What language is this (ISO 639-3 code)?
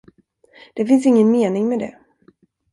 swe